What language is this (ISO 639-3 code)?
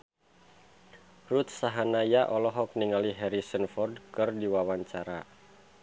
sun